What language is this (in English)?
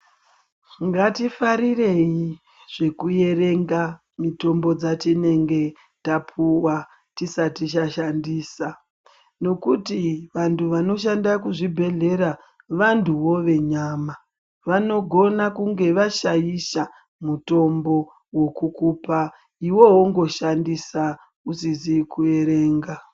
Ndau